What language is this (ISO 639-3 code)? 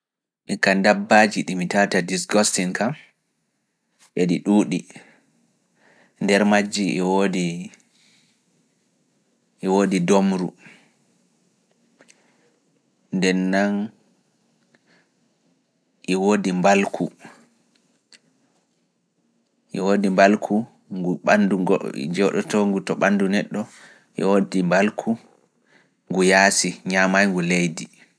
ful